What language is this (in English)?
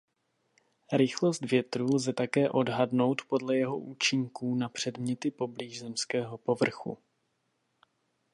Czech